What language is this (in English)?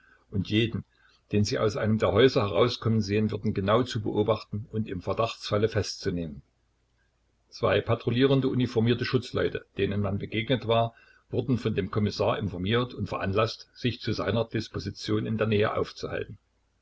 German